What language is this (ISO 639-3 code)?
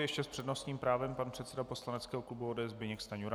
ces